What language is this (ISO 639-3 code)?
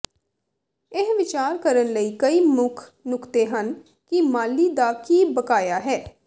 pan